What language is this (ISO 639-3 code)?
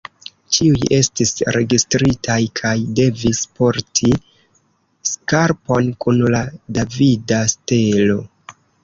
epo